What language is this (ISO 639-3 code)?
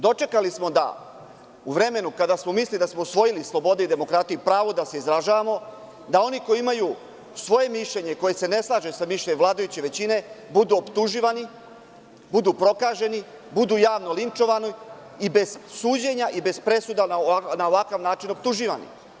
srp